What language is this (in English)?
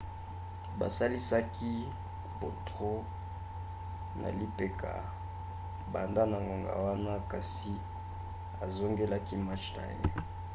Lingala